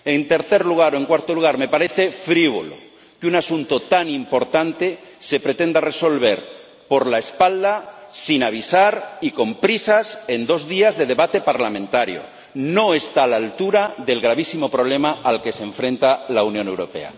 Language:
Spanish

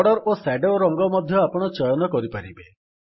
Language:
Odia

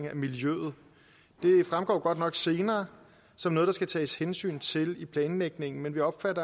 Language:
Danish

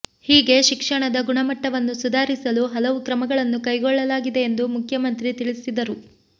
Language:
Kannada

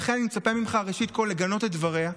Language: Hebrew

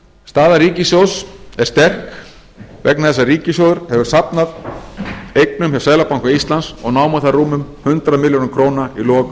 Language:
Icelandic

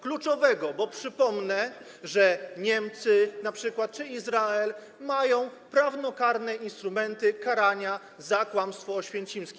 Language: Polish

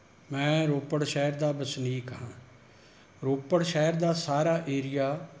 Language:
Punjabi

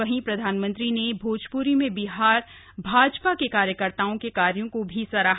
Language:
Hindi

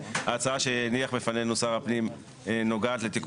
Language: Hebrew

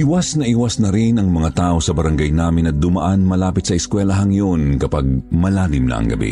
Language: Filipino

